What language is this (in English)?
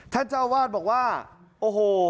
Thai